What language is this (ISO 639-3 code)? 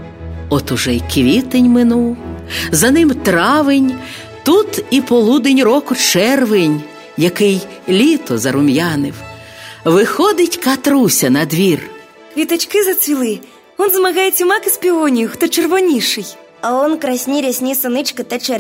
ukr